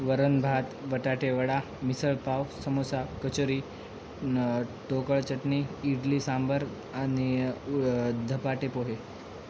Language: Marathi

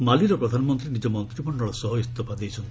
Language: Odia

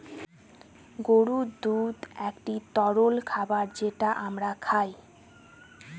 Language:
Bangla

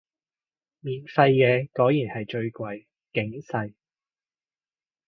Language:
Cantonese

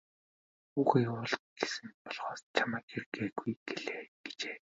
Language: Mongolian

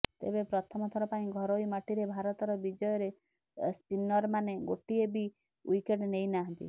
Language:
Odia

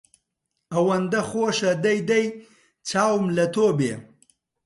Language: Central Kurdish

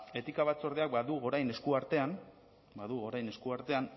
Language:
Basque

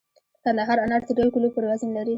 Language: Pashto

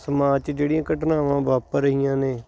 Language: Punjabi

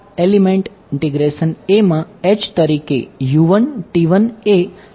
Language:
Gujarati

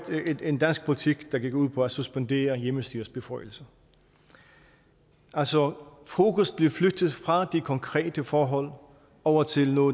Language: Danish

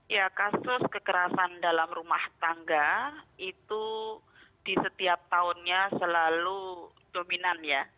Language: Indonesian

